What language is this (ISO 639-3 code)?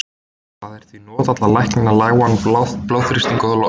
isl